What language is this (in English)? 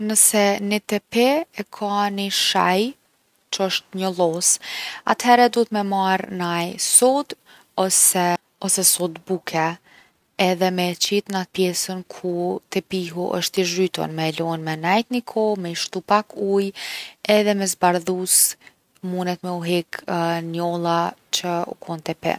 Gheg Albanian